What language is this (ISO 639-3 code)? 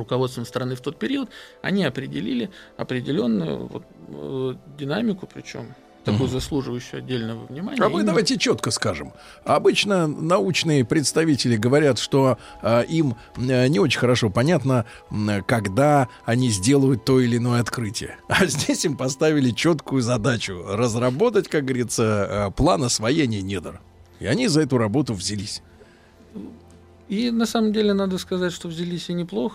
rus